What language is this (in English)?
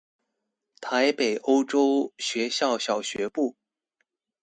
Chinese